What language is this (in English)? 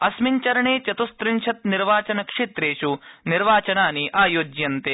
Sanskrit